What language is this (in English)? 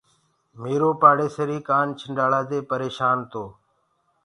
Gurgula